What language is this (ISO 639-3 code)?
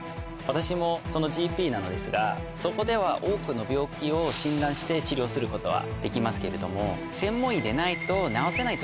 jpn